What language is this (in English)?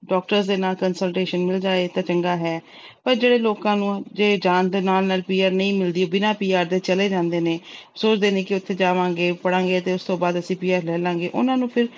Punjabi